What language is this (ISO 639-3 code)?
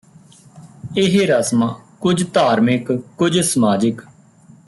pan